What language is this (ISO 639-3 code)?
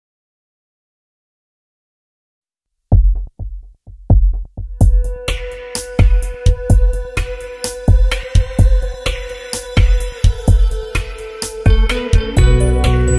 ron